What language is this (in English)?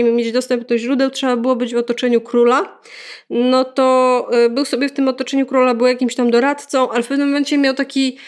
Polish